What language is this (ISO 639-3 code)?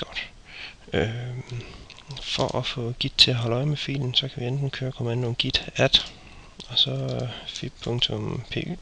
dan